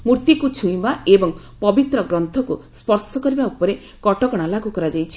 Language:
Odia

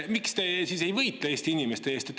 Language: Estonian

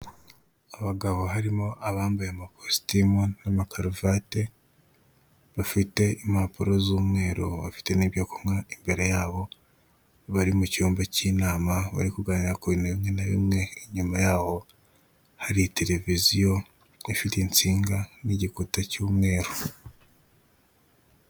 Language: Kinyarwanda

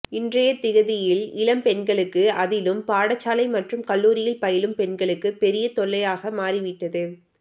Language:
Tamil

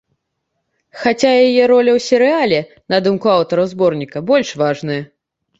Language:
Belarusian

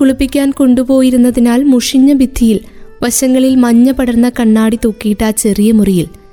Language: Malayalam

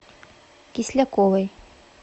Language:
Russian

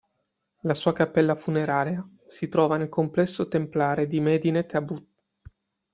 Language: Italian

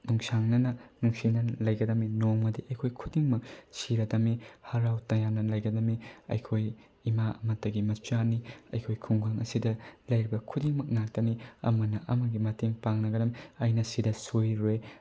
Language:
Manipuri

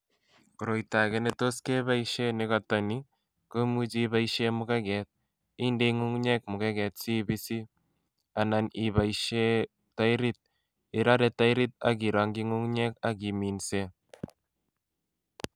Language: Kalenjin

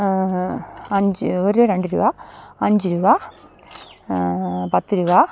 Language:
Malayalam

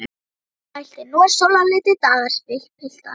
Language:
Icelandic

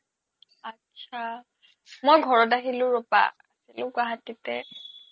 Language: Assamese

